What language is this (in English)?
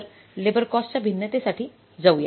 Marathi